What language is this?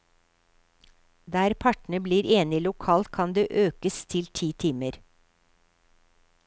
Norwegian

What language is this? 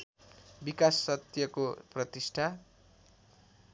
Nepali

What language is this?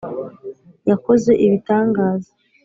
Kinyarwanda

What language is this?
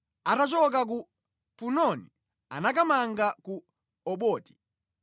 Nyanja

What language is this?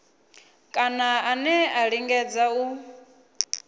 Venda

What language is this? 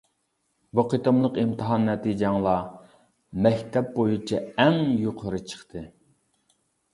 Uyghur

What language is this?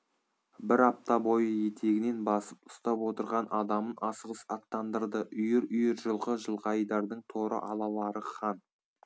Kazakh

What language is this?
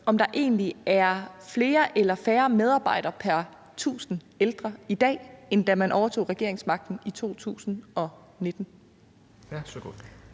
Danish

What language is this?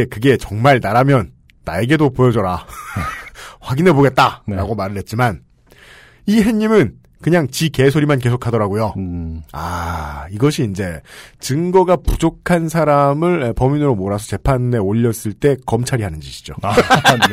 Korean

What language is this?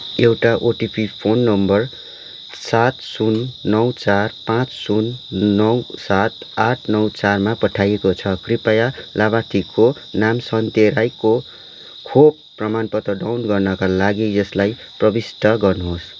Nepali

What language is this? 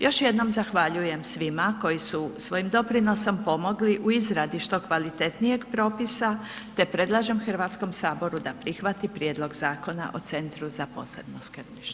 Croatian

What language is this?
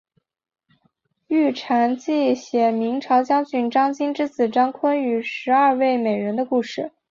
Chinese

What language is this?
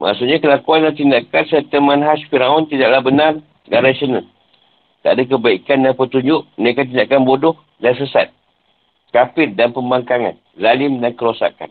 Malay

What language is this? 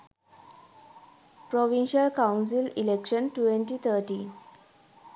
Sinhala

